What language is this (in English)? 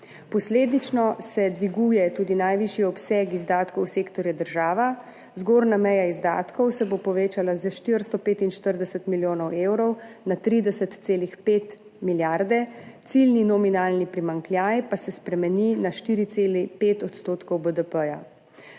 Slovenian